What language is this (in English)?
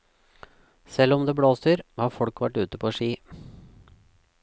Norwegian